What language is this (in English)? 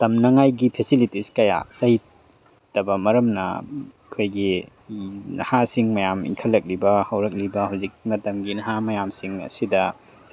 Manipuri